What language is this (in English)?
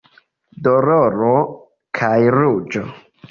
Esperanto